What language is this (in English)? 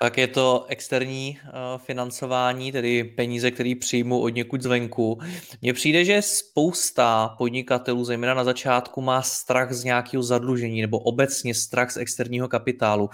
Czech